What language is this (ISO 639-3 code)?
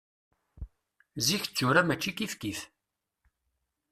kab